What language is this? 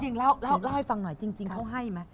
Thai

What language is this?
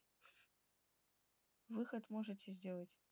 Russian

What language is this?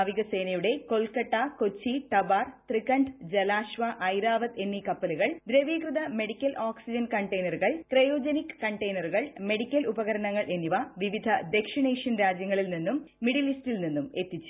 Malayalam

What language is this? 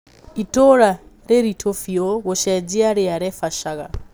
Kikuyu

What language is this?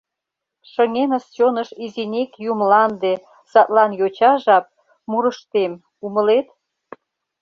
Mari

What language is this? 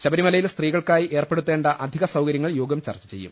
Malayalam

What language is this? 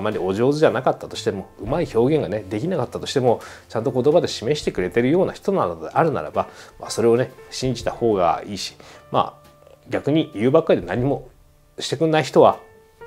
Japanese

